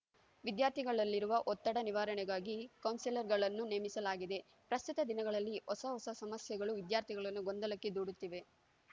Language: Kannada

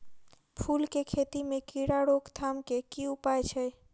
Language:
Maithili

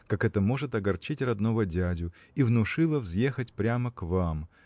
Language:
Russian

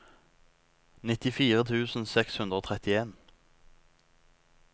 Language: Norwegian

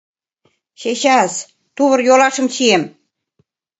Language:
Mari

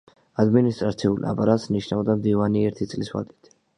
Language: Georgian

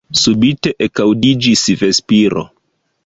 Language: Esperanto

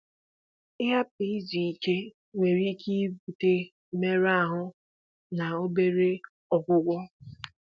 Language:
Igbo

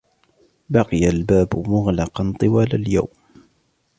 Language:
Arabic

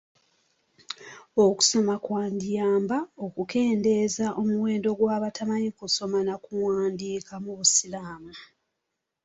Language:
Ganda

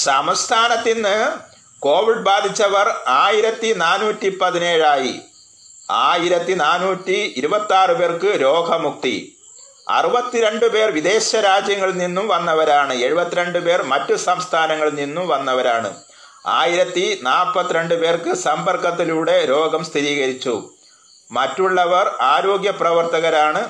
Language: Malayalam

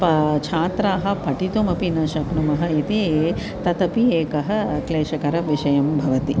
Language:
Sanskrit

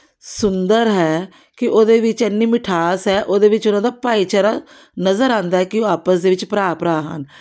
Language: Punjabi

